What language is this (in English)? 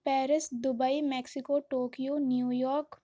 Urdu